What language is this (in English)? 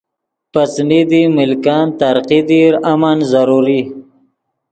Yidgha